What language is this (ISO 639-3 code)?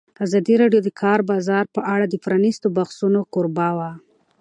pus